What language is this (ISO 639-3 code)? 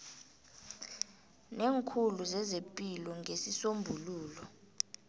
nbl